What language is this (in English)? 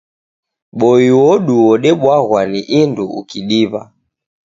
Taita